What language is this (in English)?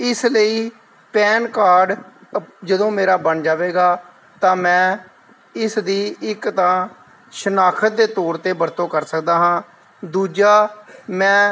Punjabi